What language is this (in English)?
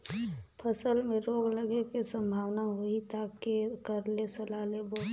Chhattisgarhi